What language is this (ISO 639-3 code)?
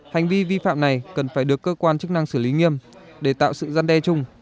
vie